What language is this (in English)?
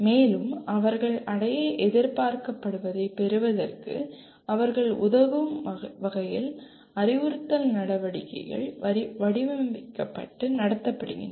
Tamil